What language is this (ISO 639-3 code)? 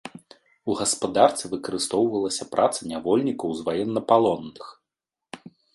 bel